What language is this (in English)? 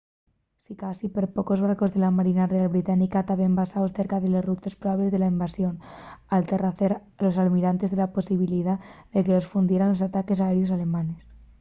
Asturian